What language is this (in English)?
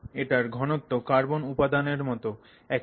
Bangla